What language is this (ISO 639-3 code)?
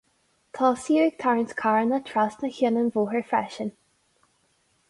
gle